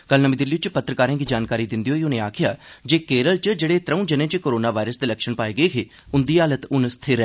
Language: Dogri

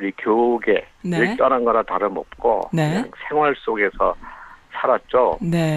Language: Korean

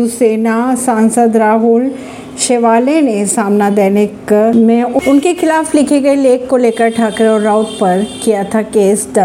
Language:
Hindi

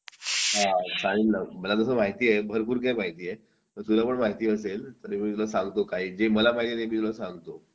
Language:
Marathi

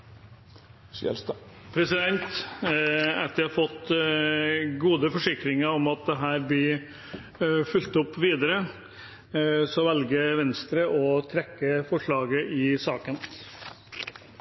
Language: Norwegian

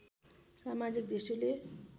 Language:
Nepali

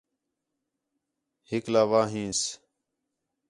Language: Khetrani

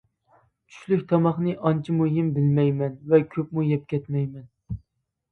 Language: Uyghur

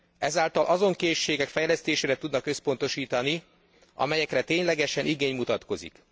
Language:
Hungarian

